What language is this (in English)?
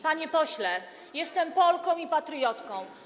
Polish